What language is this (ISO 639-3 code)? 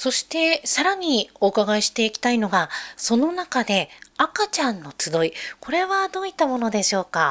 jpn